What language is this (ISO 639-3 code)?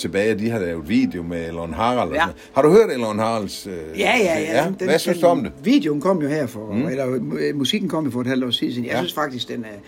dan